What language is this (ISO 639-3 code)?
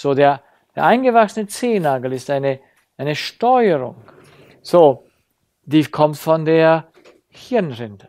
deu